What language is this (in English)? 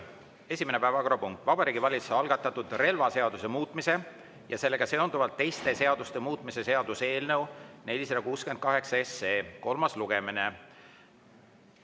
Estonian